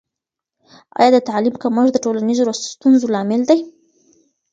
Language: Pashto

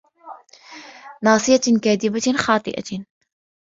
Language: Arabic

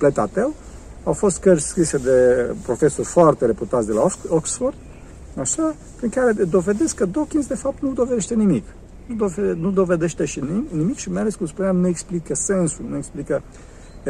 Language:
Romanian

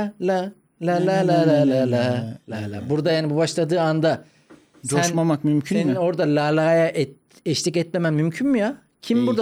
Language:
Turkish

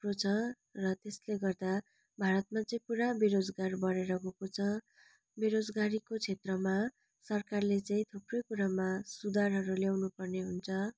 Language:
Nepali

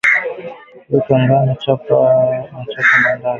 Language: Swahili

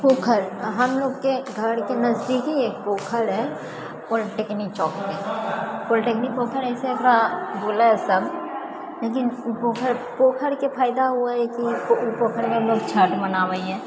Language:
Maithili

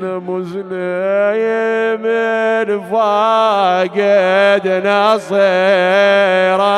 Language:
Arabic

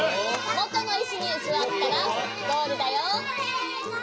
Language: Japanese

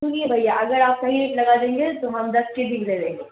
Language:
Urdu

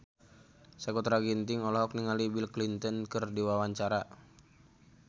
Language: Sundanese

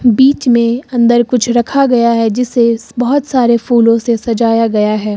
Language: Hindi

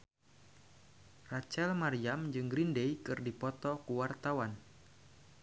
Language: Sundanese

